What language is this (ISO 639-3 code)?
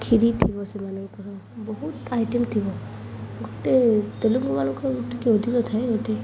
ori